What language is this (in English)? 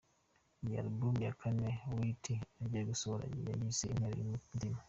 Kinyarwanda